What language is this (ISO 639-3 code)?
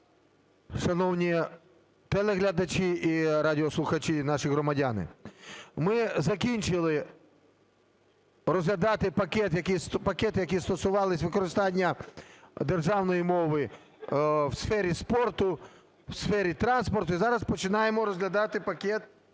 ukr